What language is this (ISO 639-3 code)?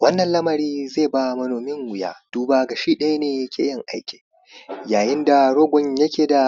hau